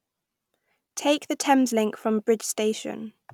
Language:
English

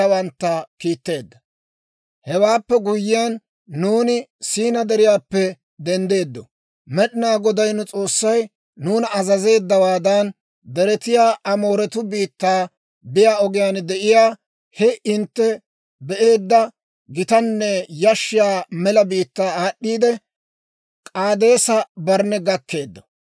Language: Dawro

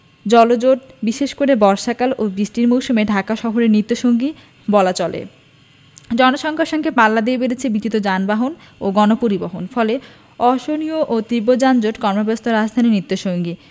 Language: Bangla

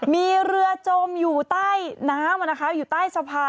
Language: Thai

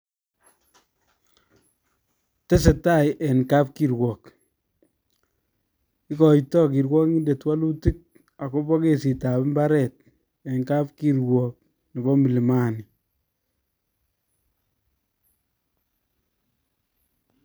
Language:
Kalenjin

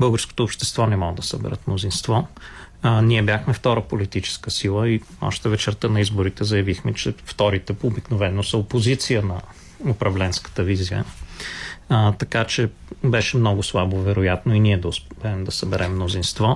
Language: Bulgarian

